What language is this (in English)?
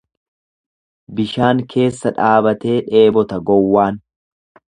Oromo